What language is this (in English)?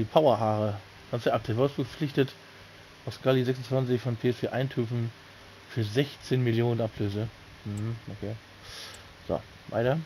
German